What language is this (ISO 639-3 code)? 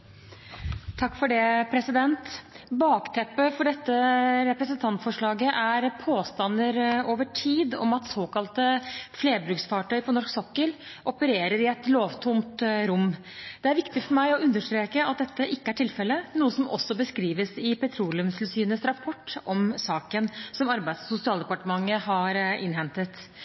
nob